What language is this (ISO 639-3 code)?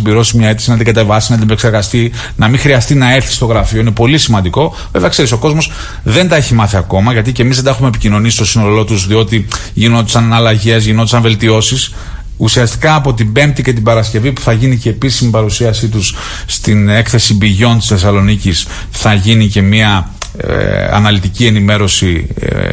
ell